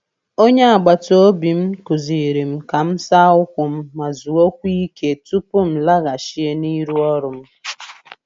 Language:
Igbo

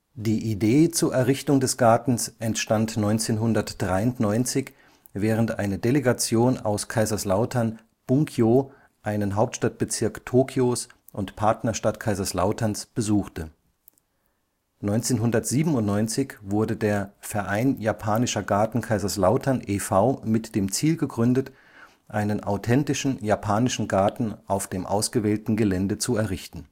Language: German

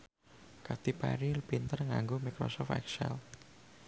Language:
Javanese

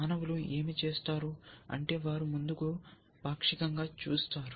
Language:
Telugu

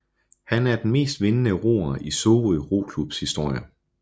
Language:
Danish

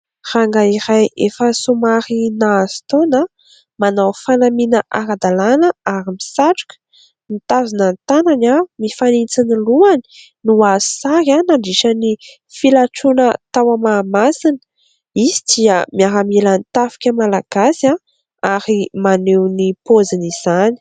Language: Malagasy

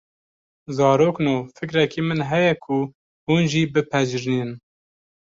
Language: Kurdish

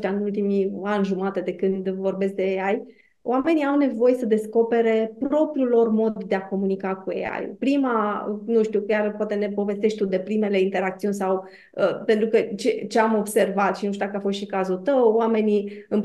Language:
Romanian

